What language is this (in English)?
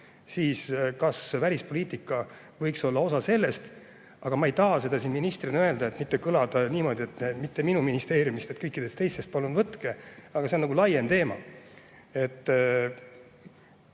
Estonian